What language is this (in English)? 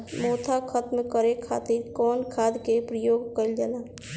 Bhojpuri